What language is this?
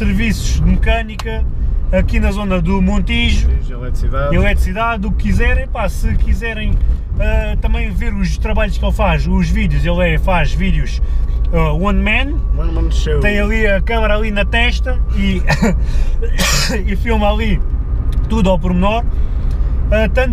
Portuguese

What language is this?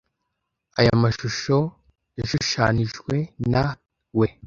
Kinyarwanda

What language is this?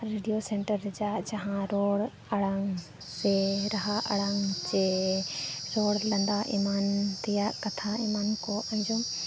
Santali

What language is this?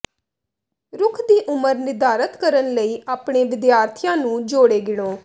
Punjabi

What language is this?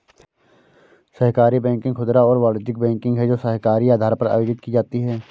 Hindi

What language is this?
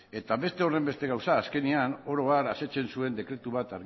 Basque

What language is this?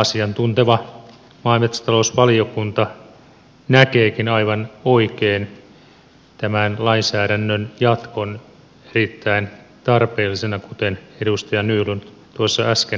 Finnish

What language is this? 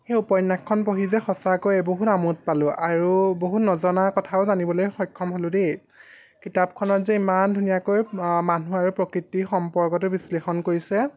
Assamese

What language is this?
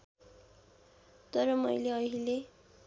Nepali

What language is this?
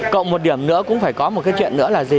Vietnamese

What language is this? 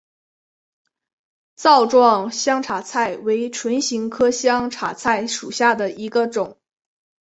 Chinese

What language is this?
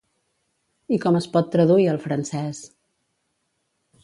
Catalan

